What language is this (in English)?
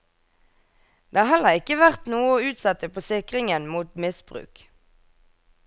Norwegian